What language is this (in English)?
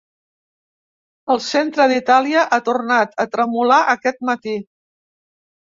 Catalan